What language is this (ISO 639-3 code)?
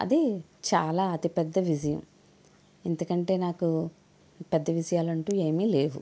tel